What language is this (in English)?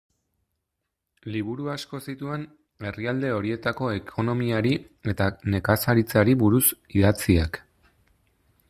Basque